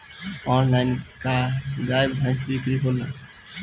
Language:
Bhojpuri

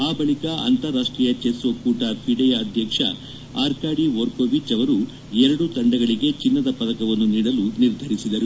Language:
Kannada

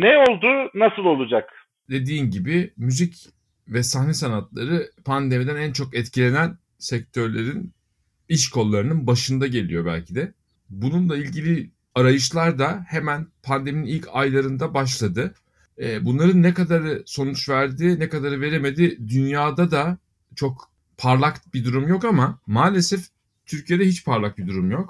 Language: Turkish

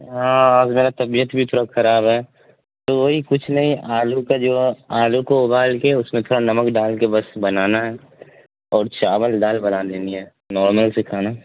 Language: Urdu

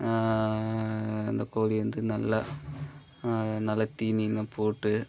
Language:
Tamil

